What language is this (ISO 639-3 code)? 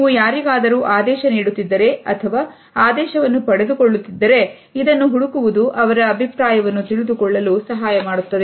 kan